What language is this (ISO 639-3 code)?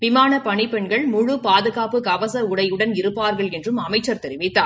tam